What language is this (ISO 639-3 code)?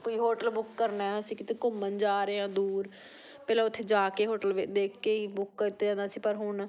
pan